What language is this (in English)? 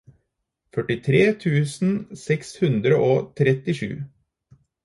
Norwegian Bokmål